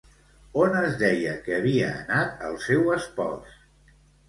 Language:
Catalan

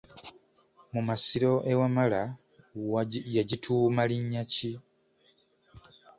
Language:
Ganda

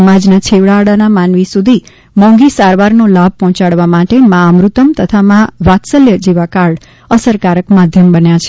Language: Gujarati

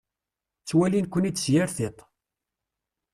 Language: Kabyle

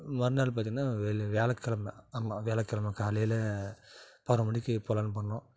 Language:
Tamil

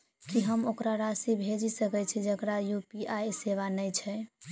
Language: Maithili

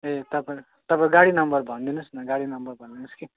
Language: Nepali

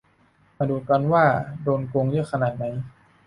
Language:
Thai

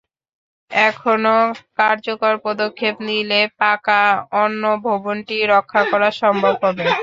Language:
Bangla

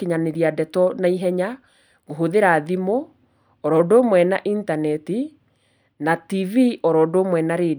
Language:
Kikuyu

